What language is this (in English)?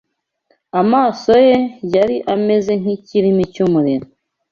Kinyarwanda